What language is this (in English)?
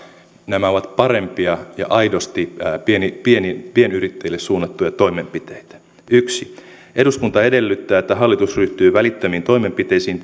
Finnish